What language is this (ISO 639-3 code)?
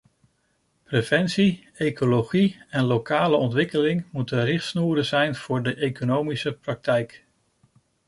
nld